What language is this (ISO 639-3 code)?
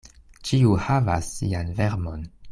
epo